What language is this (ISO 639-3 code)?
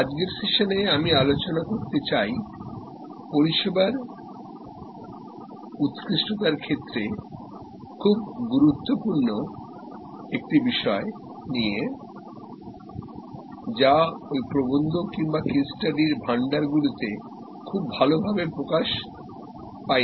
ben